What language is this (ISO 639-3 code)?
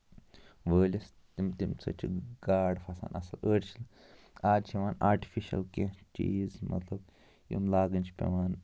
kas